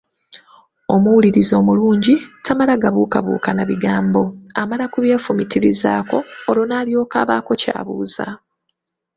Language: Ganda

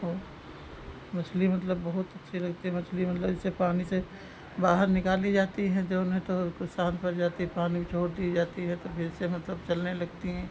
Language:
Hindi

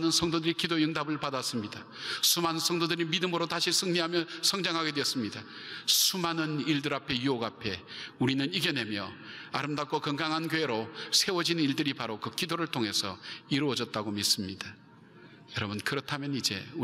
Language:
Korean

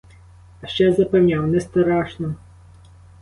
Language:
Ukrainian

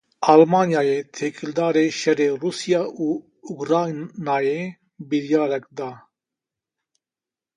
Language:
Kurdish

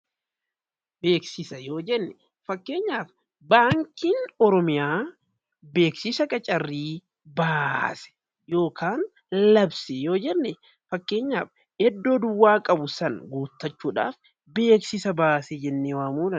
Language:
Oromo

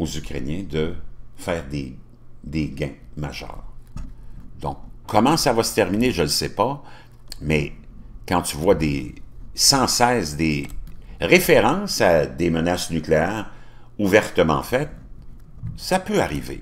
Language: French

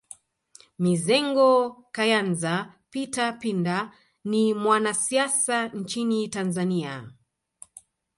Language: Swahili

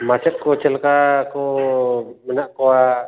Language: Santali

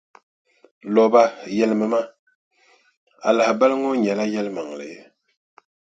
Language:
Dagbani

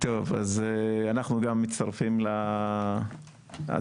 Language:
Hebrew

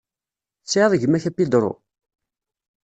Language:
Kabyle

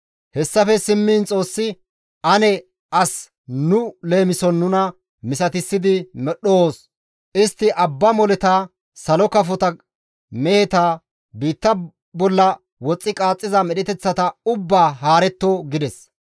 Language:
Gamo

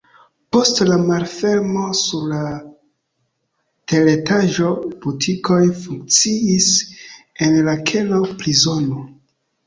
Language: Esperanto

